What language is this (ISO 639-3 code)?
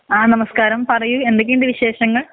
mal